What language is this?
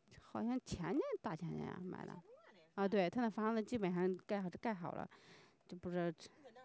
Chinese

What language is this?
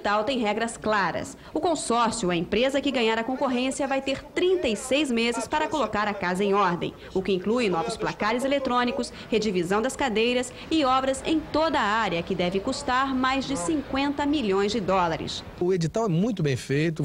Portuguese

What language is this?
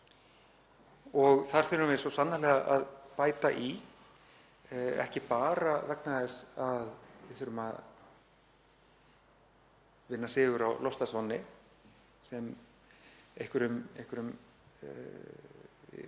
Icelandic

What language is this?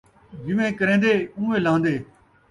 Saraiki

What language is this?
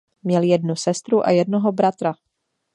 Czech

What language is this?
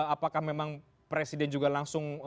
Indonesian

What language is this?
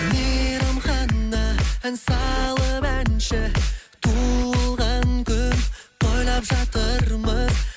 Kazakh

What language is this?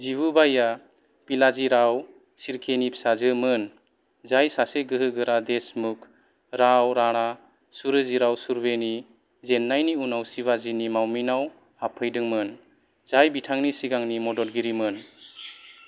Bodo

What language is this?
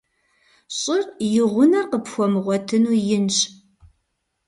Kabardian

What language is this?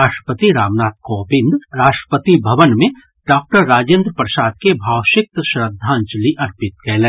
Maithili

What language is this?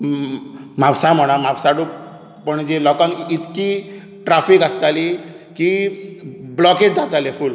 Konkani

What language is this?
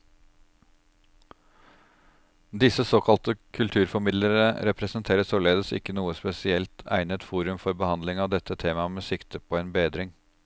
Norwegian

